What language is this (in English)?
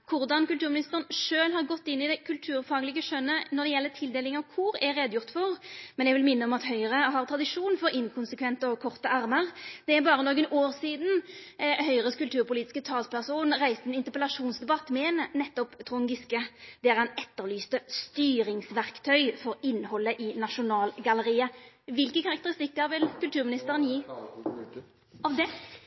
Norwegian Nynorsk